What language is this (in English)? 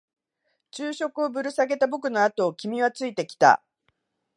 Japanese